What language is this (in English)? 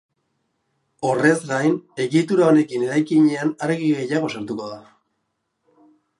Basque